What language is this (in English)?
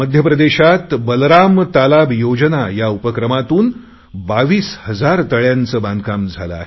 Marathi